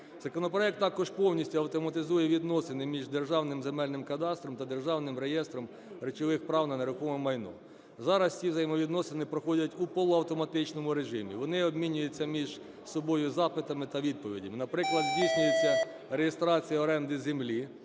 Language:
Ukrainian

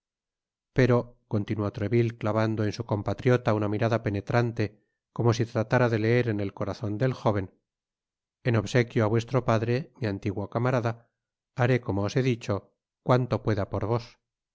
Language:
Spanish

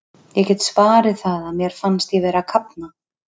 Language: Icelandic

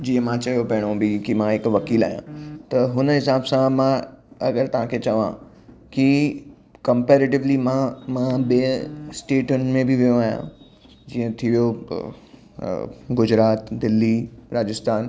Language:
Sindhi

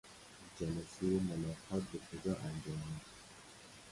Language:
Persian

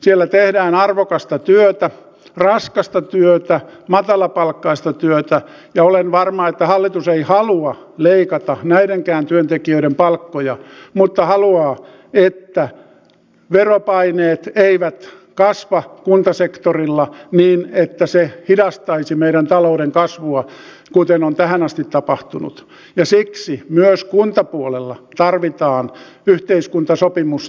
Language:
Finnish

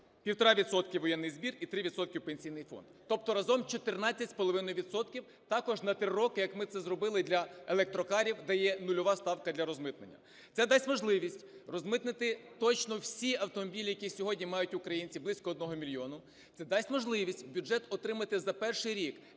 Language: Ukrainian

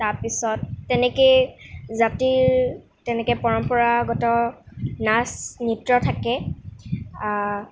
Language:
Assamese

